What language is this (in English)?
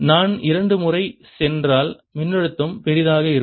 Tamil